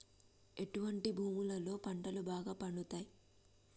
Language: Telugu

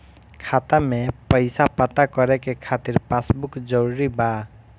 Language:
Bhojpuri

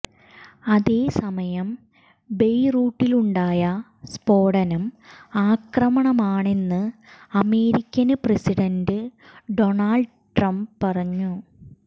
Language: Malayalam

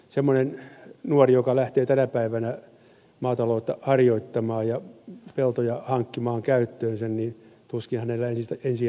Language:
Finnish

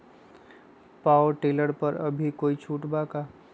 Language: Magahi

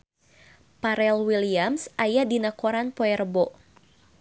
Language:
Sundanese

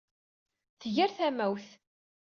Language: Kabyle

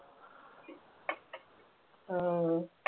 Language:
Malayalam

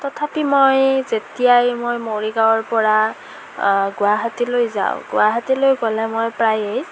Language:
Assamese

